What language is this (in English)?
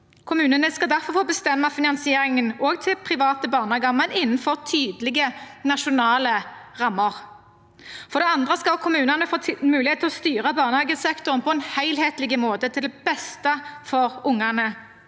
Norwegian